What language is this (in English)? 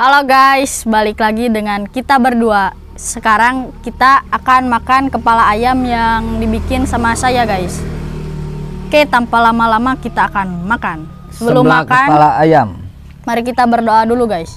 Indonesian